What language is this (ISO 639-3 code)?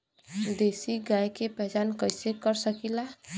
bho